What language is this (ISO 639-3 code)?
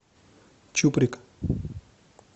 rus